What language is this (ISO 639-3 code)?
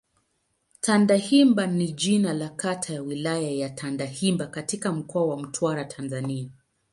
swa